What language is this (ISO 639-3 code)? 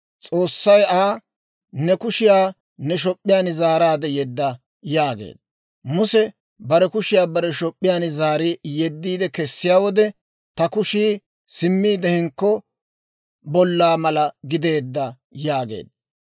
dwr